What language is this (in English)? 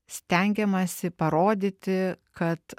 Lithuanian